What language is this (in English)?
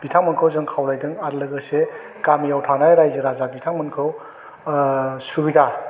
Bodo